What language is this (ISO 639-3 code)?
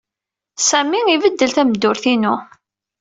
kab